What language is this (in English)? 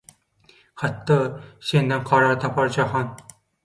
Turkmen